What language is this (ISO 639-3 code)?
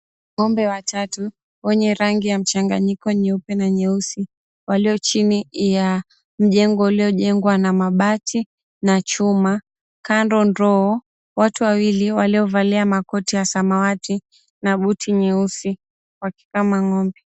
swa